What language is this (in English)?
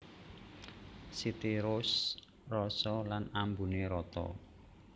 Javanese